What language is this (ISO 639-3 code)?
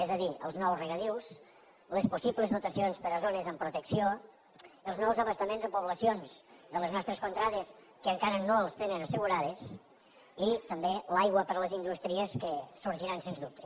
cat